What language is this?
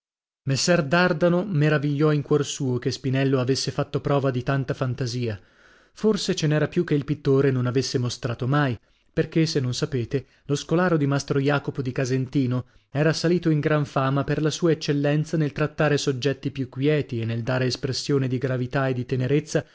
Italian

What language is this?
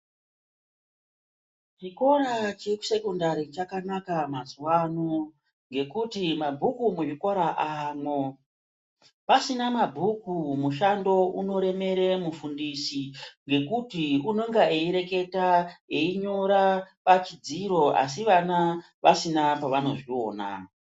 Ndau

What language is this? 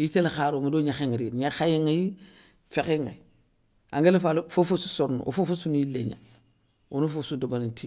Soninke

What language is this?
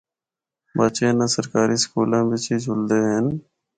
Northern Hindko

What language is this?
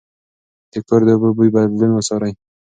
Pashto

